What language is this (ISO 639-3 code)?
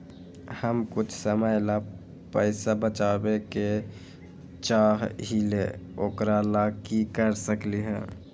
mag